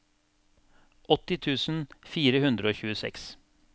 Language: Norwegian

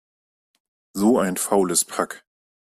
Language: German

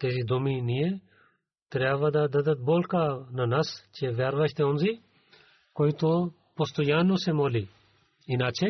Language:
Bulgarian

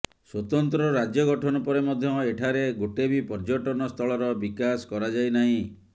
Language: Odia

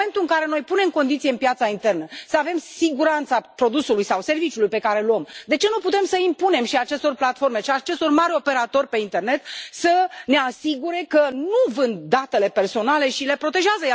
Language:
Romanian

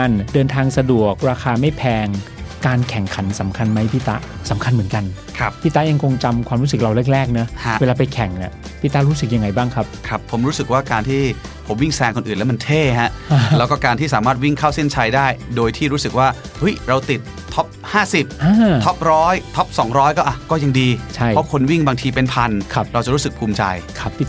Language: Thai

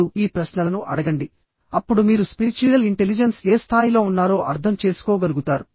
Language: Telugu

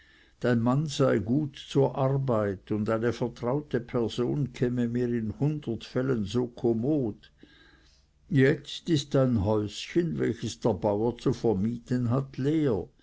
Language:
German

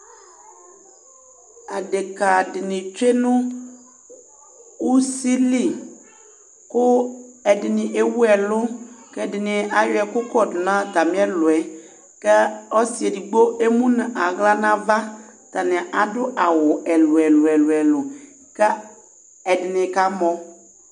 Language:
Ikposo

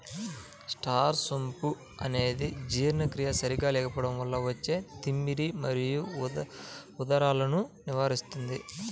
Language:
Telugu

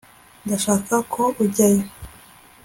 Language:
Kinyarwanda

